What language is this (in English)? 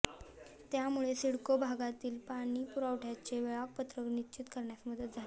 Marathi